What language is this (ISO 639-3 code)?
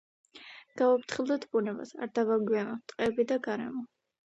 kat